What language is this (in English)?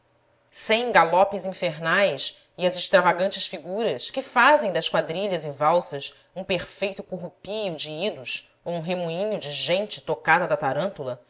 Portuguese